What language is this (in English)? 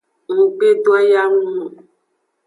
Aja (Benin)